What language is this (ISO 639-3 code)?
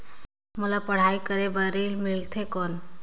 hne